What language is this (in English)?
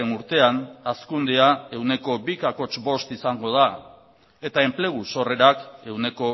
Basque